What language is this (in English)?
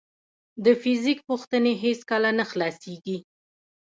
Pashto